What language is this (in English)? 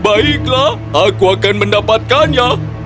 Indonesian